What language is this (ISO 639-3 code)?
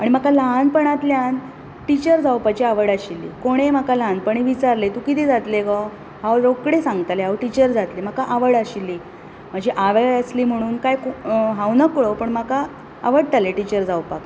kok